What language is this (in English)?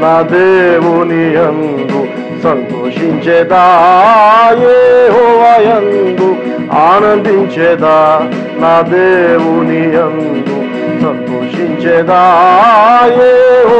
English